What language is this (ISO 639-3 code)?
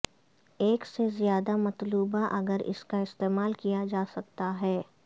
urd